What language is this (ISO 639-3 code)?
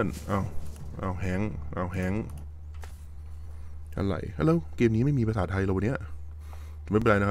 tha